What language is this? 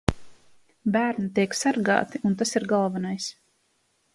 Latvian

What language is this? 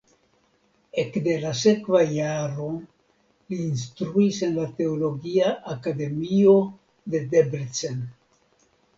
Esperanto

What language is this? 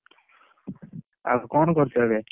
Odia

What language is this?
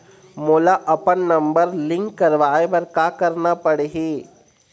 Chhattisgarhi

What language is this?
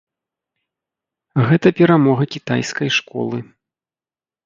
Belarusian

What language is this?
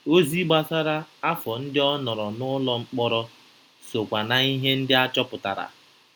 Igbo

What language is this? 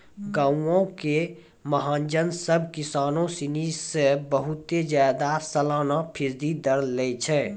Maithili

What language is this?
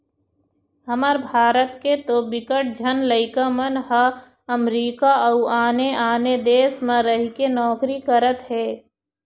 Chhattisgarhi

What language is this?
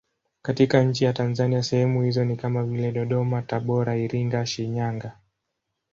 Swahili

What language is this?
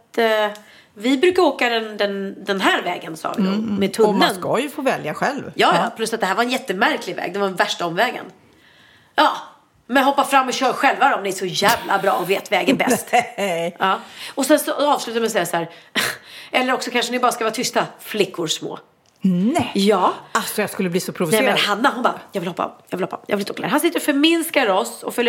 Swedish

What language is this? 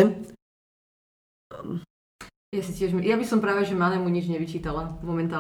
Slovak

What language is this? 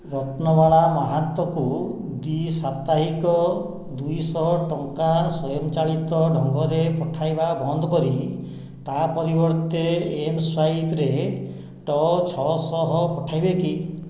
Odia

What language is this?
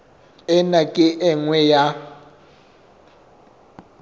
Southern Sotho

